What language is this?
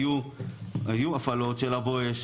Hebrew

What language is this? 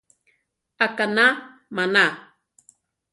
Central Tarahumara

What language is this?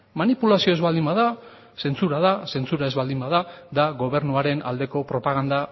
Basque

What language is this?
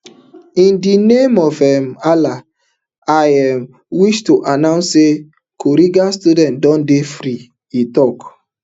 Nigerian Pidgin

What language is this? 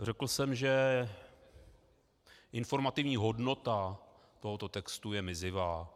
Czech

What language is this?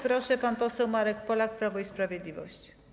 Polish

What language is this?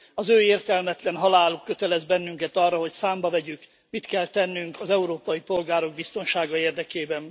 Hungarian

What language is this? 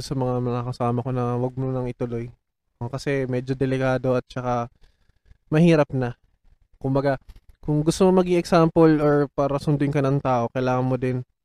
Filipino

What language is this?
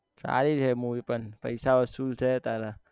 Gujarati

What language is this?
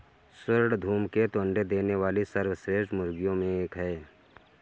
Hindi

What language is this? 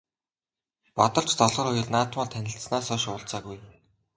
Mongolian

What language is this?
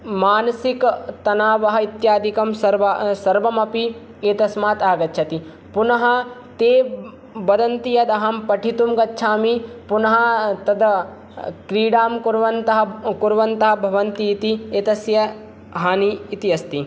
Sanskrit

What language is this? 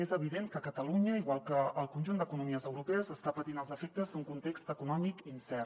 Catalan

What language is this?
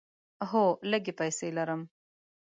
Pashto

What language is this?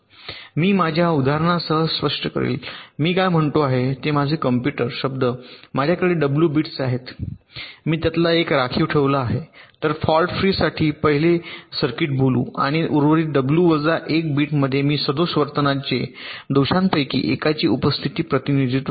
Marathi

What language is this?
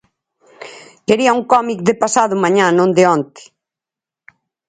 Galician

